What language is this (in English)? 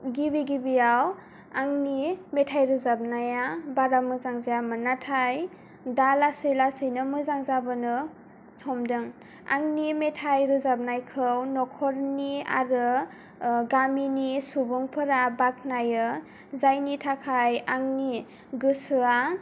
Bodo